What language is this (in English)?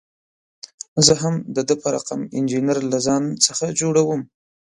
Pashto